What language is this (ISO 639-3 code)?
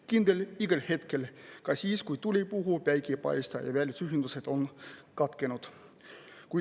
est